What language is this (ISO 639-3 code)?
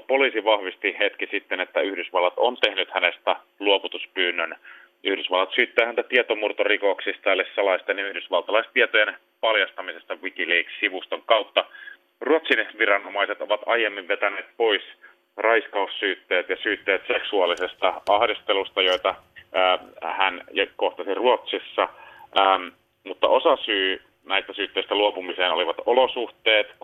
fin